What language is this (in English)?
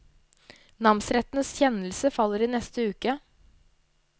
Norwegian